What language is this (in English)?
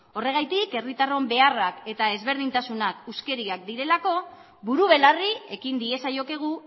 Basque